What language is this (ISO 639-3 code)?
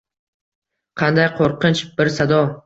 uzb